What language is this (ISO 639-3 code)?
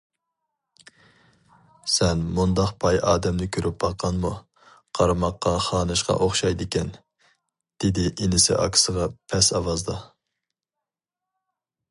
uig